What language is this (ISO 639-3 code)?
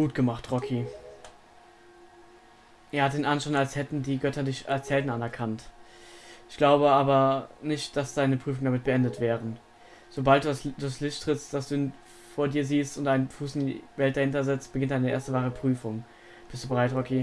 deu